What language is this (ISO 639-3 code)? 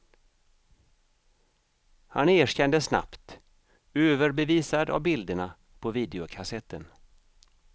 swe